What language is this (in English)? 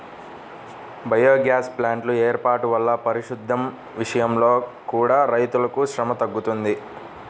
Telugu